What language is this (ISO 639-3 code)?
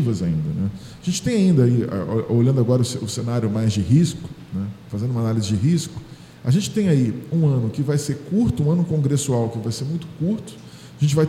por